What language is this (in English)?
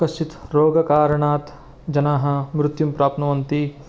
Sanskrit